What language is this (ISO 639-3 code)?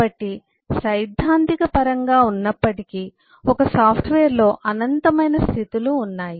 tel